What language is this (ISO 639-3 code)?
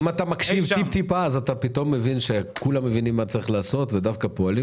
heb